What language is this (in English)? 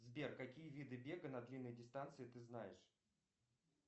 Russian